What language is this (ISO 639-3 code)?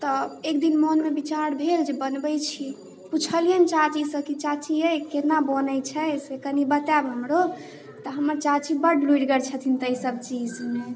mai